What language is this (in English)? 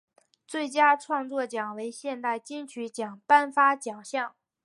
Chinese